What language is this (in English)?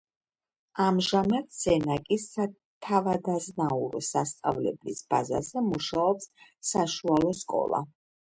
Georgian